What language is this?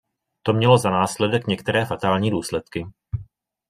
Czech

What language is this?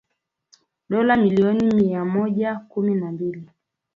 Swahili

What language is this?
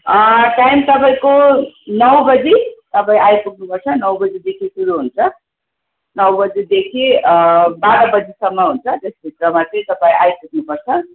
Nepali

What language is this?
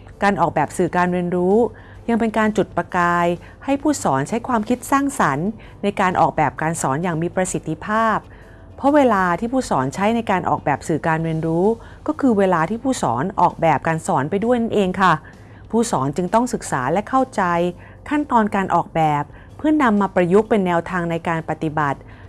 Thai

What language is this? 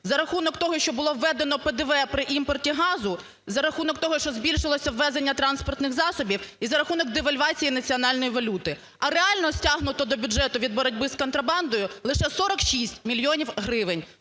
Ukrainian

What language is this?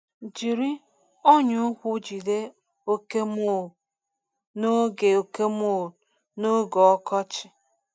Igbo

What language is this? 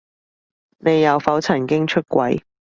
Cantonese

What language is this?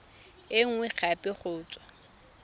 Tswana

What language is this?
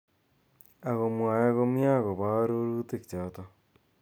Kalenjin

